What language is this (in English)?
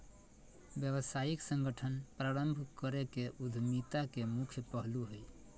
Magahi